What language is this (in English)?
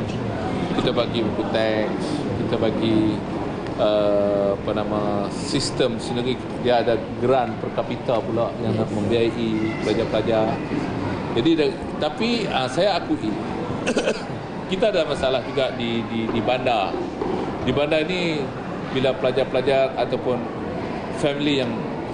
Malay